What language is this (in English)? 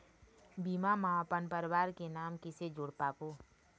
Chhattisgarhi